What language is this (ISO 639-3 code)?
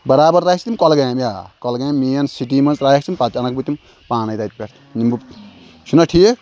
kas